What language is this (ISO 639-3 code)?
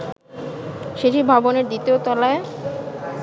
ben